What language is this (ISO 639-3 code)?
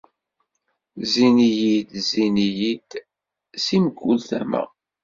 kab